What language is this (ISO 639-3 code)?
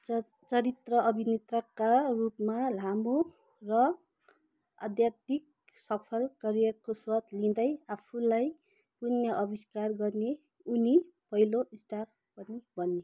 nep